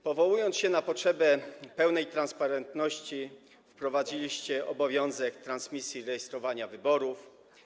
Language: Polish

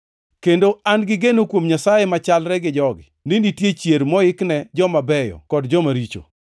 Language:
Luo (Kenya and Tanzania)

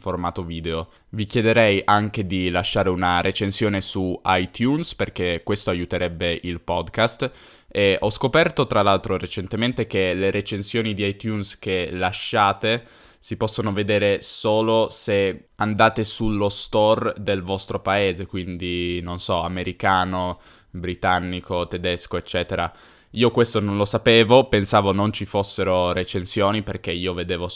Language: Italian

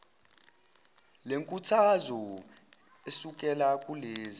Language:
Zulu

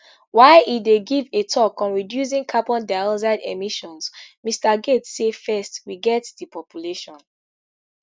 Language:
Nigerian Pidgin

